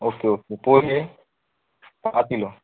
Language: Marathi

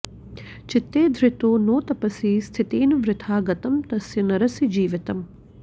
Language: Sanskrit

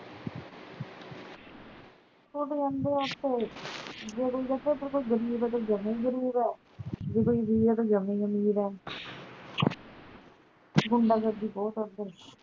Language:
Punjabi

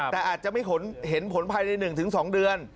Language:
Thai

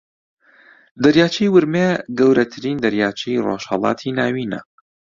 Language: Central Kurdish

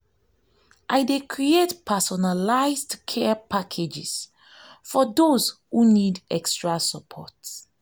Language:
Nigerian Pidgin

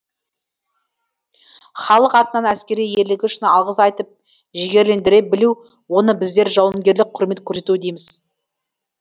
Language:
Kazakh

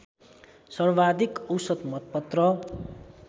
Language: Nepali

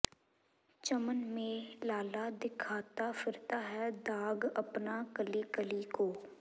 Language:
Punjabi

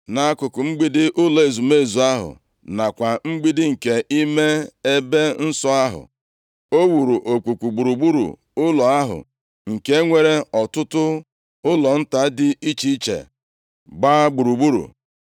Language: Igbo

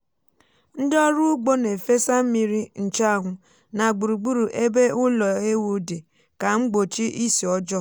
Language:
Igbo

